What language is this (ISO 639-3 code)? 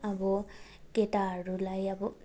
nep